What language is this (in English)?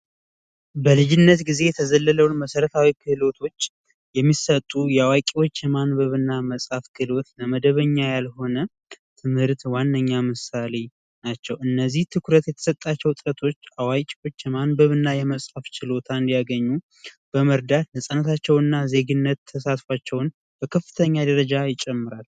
Amharic